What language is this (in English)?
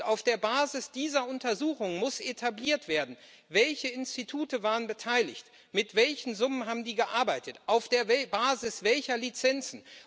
German